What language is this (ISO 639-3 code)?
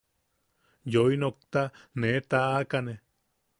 yaq